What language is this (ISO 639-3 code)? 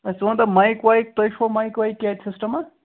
kas